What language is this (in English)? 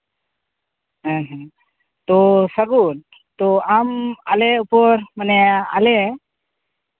Santali